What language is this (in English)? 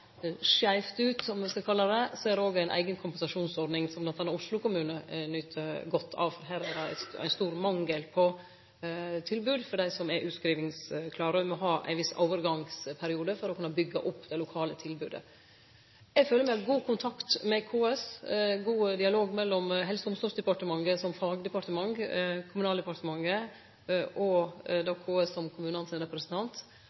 Norwegian Nynorsk